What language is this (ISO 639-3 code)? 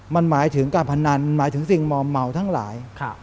tha